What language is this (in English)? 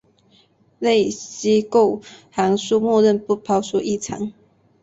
Chinese